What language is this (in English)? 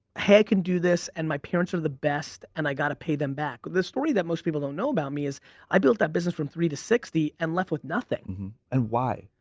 English